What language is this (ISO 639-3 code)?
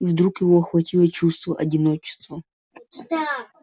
rus